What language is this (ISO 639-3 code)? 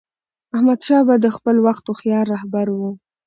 pus